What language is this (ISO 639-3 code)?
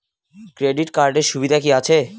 ben